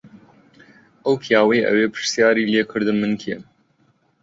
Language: Central Kurdish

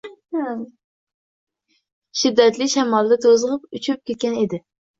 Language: Uzbek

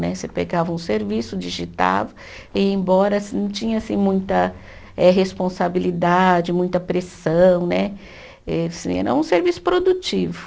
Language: Portuguese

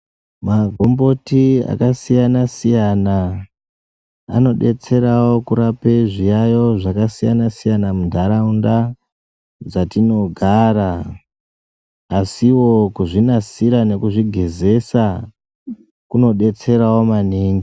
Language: Ndau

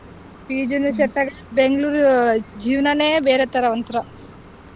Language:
Kannada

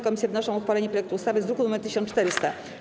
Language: Polish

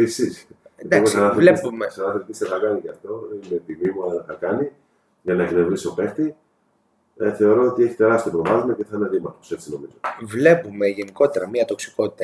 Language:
Greek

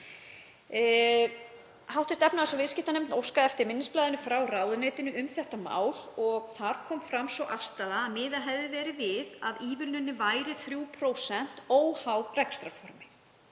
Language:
Icelandic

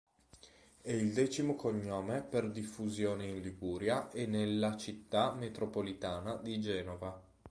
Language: Italian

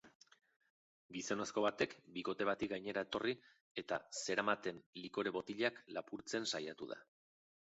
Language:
Basque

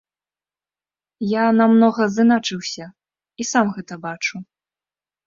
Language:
Belarusian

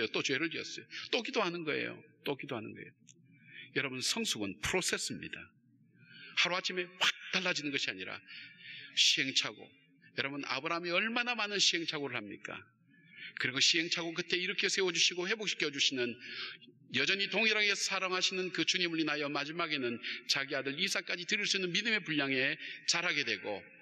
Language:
Korean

